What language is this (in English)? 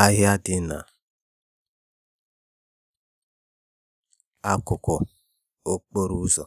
Igbo